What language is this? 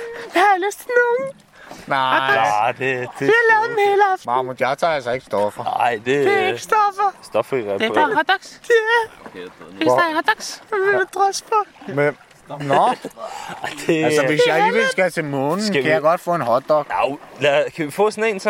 Danish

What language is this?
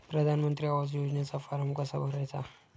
Marathi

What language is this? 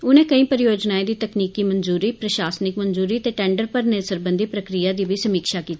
Dogri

